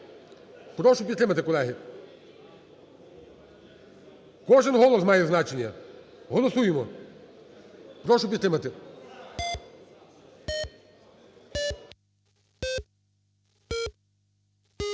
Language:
Ukrainian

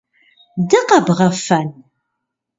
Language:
Kabardian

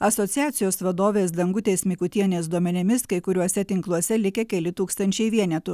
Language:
Lithuanian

